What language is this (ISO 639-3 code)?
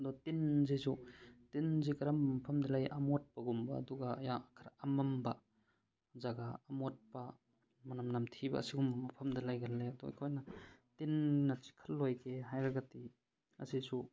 mni